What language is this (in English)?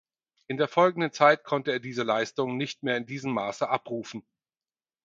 German